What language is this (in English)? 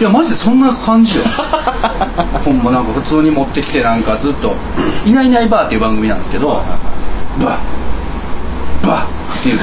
Japanese